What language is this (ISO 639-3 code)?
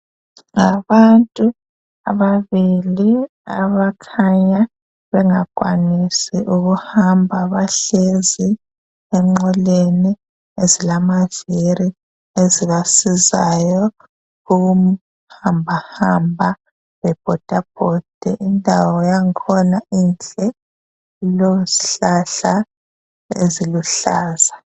nde